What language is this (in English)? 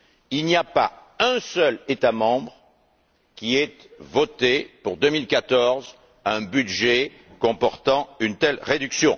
French